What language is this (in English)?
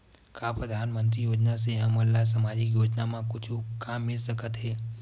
Chhattisgarhi